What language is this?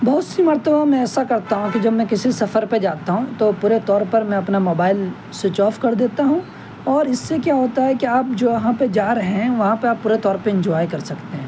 Urdu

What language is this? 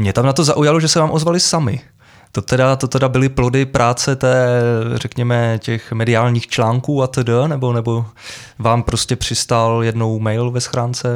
Czech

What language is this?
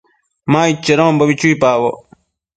Matsés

